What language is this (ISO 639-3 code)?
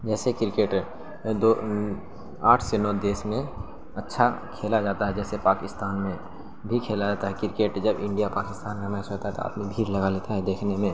urd